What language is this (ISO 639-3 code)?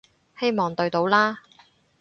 yue